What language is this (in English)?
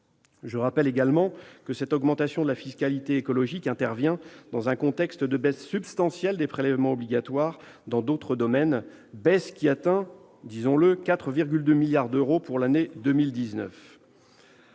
French